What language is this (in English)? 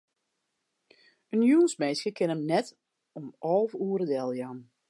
Western Frisian